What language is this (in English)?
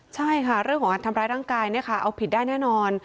Thai